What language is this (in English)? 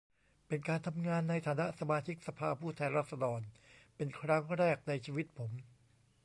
Thai